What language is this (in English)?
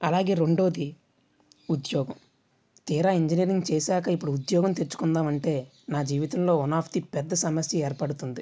Telugu